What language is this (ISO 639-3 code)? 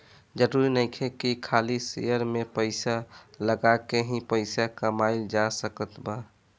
bho